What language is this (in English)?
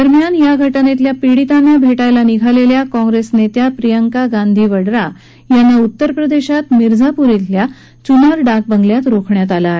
Marathi